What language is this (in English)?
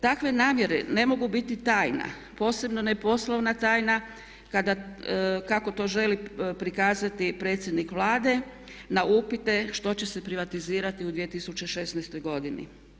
Croatian